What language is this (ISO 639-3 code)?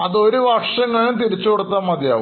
mal